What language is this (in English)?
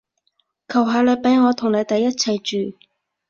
Cantonese